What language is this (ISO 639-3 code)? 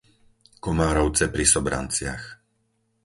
slk